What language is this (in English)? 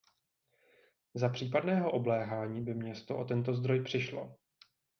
Czech